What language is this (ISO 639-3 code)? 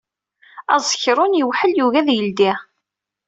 kab